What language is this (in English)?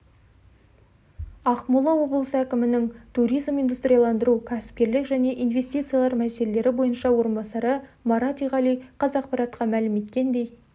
Kazakh